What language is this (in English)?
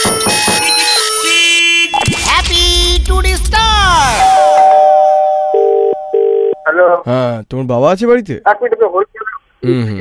Bangla